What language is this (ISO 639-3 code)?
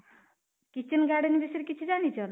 ori